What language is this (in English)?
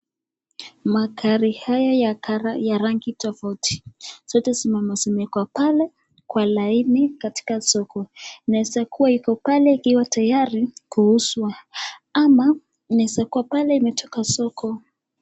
Swahili